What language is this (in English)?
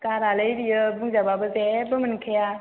Bodo